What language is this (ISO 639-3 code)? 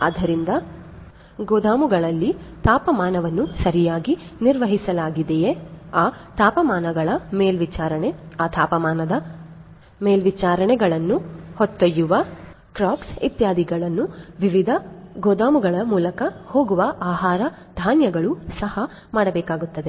kan